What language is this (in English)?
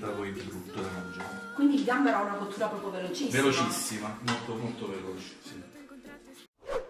Italian